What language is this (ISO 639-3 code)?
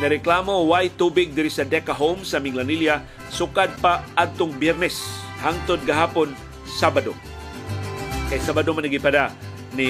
fil